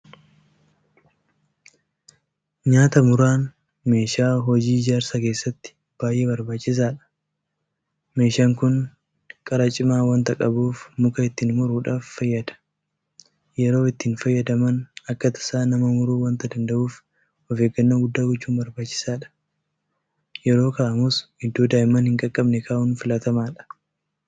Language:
Oromo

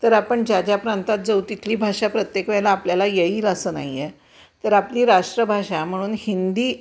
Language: Marathi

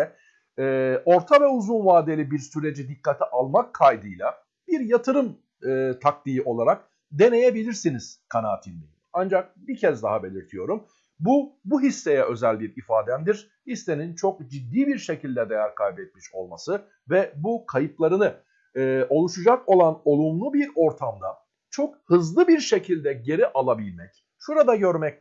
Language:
Turkish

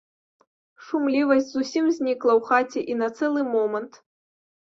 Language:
Belarusian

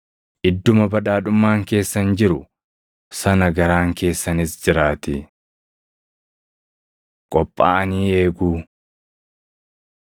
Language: Oromo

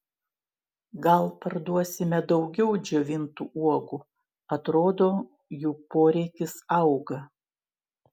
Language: Lithuanian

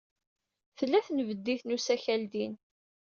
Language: Kabyle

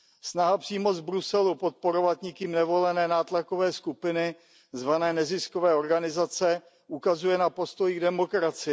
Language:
Czech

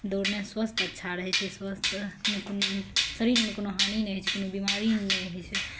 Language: Maithili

